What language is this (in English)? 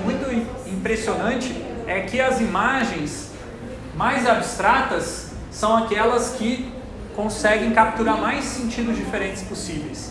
Portuguese